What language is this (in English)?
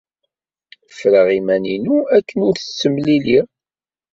Kabyle